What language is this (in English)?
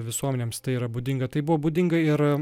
Lithuanian